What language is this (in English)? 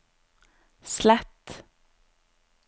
Norwegian